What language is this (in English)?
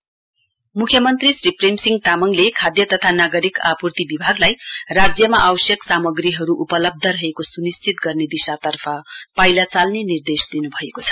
Nepali